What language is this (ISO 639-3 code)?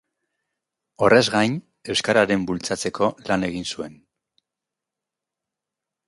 eus